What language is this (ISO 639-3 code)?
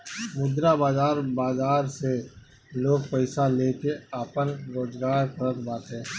bho